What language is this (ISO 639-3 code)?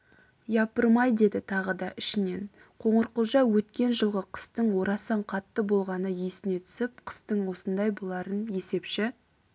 kaz